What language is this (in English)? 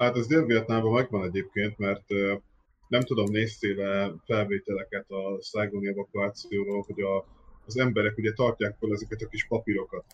Hungarian